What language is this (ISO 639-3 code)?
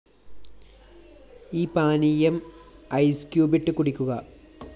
mal